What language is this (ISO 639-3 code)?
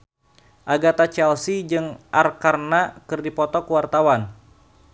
sun